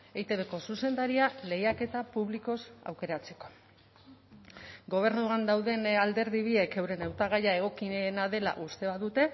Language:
Basque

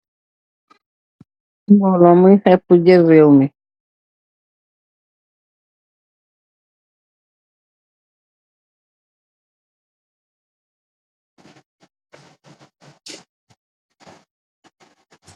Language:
Wolof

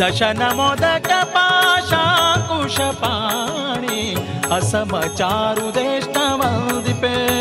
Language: Kannada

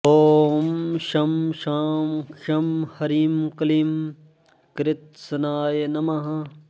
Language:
Sanskrit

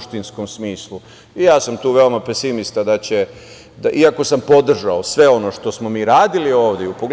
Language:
Serbian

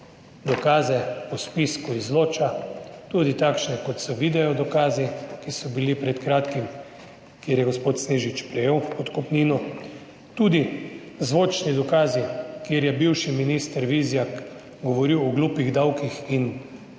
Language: Slovenian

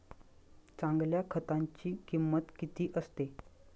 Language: Marathi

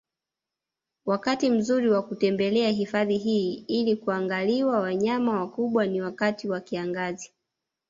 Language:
Swahili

